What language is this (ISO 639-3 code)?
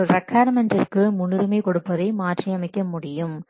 tam